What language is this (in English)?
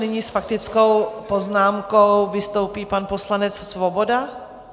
Czech